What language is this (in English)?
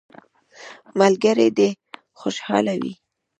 Pashto